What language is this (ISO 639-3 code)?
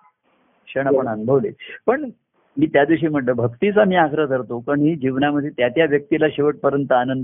mar